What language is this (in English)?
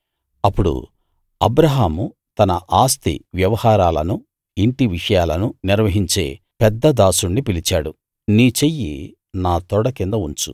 Telugu